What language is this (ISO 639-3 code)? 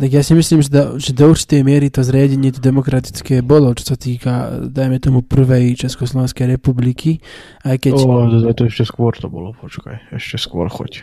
slk